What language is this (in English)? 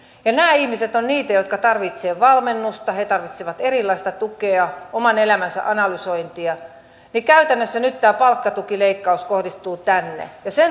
Finnish